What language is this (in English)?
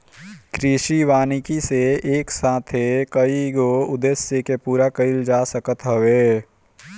Bhojpuri